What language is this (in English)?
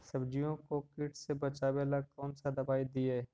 Magahi